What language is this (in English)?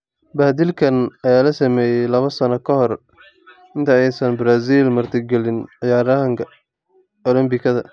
Somali